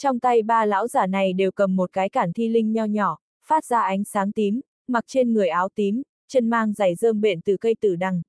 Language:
Vietnamese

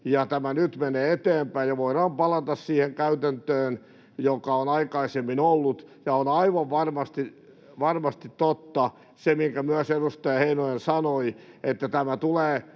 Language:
Finnish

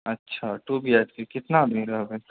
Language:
Maithili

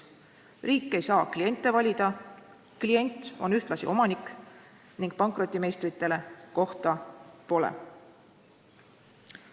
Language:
Estonian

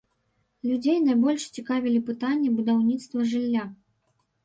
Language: Belarusian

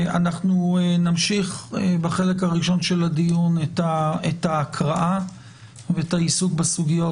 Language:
Hebrew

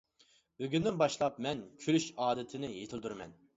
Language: Uyghur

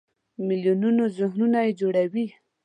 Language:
Pashto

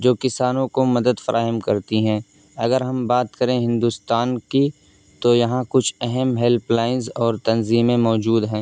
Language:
Urdu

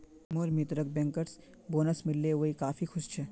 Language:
Magahi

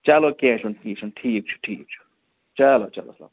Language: Kashmiri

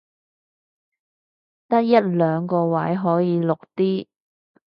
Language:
Cantonese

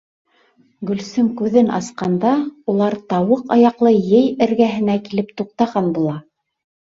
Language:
Bashkir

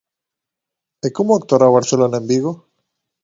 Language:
Galician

